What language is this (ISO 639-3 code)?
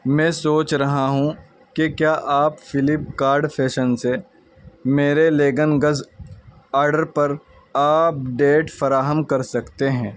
urd